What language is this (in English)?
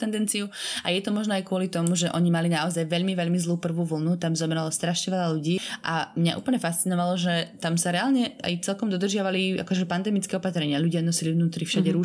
Slovak